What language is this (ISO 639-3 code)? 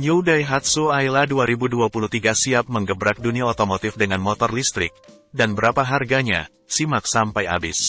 ind